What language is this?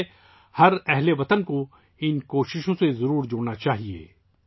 Urdu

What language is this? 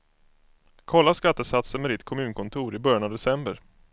Swedish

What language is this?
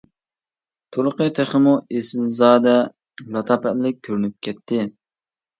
Uyghur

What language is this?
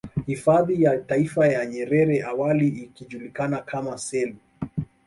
Swahili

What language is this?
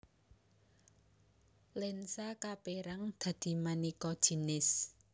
Javanese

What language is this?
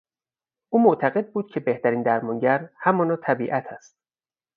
Persian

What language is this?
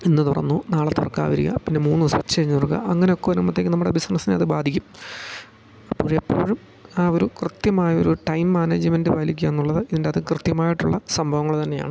Malayalam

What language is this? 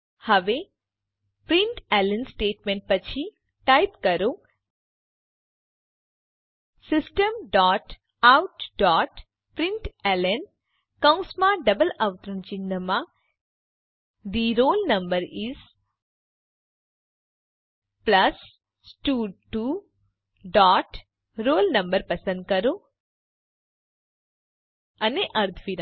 Gujarati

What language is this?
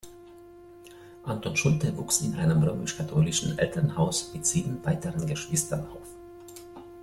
German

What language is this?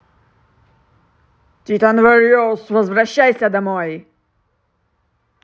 Russian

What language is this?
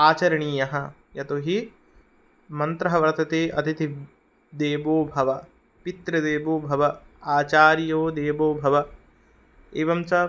Sanskrit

